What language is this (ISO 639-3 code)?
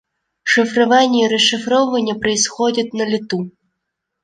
rus